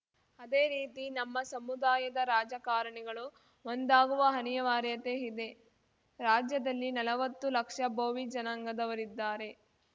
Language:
Kannada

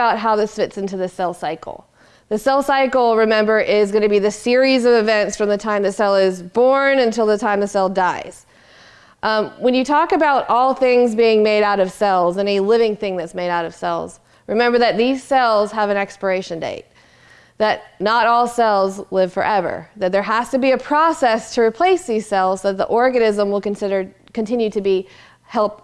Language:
English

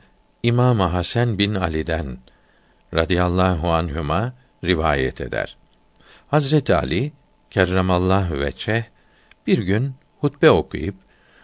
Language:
Turkish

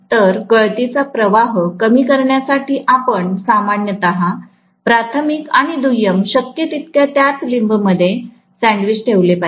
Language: Marathi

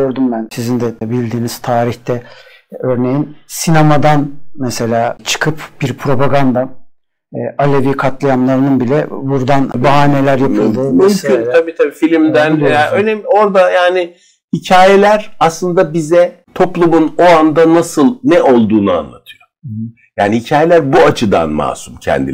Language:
Turkish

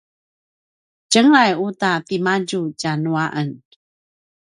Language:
Paiwan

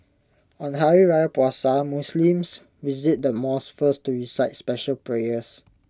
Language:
English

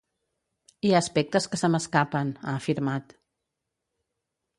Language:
Catalan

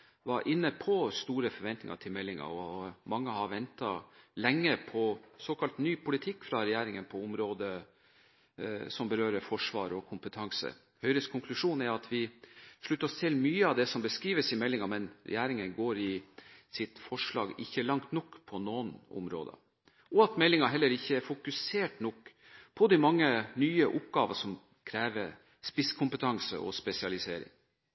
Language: Norwegian Bokmål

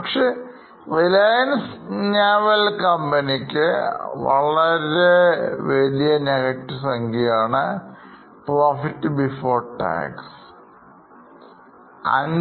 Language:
Malayalam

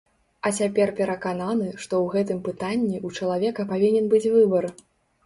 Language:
Belarusian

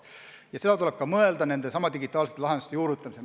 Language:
Estonian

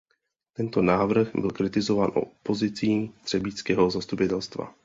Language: Czech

